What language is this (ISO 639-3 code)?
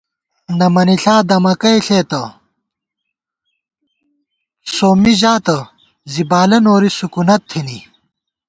gwt